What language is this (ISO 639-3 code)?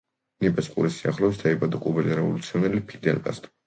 kat